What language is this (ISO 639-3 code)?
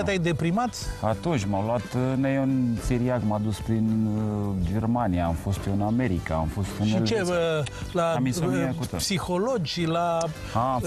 ron